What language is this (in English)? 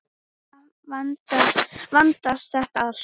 Icelandic